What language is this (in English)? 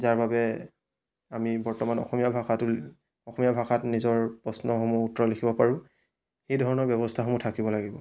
Assamese